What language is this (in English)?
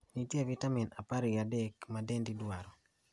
Luo (Kenya and Tanzania)